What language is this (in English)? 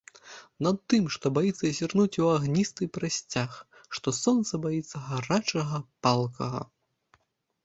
Belarusian